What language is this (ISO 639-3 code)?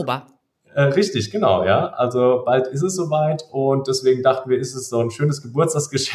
deu